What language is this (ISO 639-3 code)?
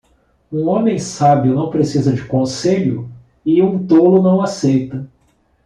por